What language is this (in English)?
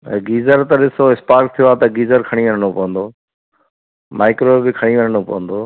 Sindhi